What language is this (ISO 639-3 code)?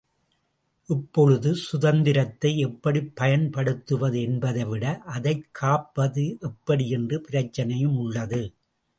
tam